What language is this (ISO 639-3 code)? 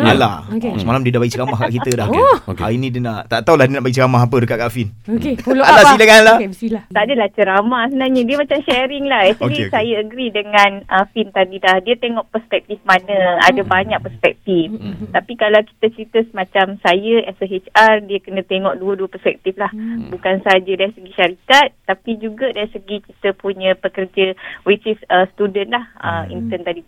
msa